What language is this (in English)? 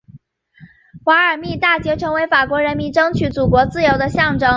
Chinese